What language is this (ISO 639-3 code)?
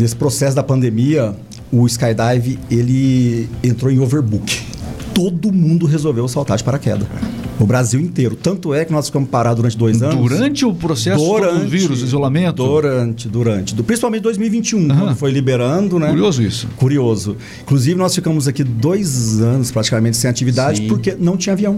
por